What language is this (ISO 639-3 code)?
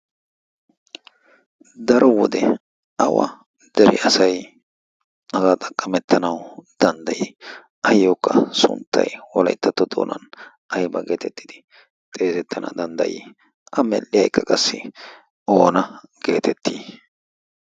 wal